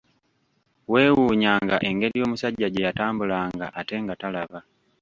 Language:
Ganda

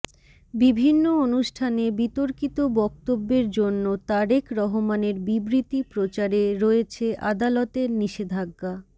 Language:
Bangla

